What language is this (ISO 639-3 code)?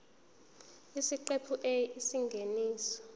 zul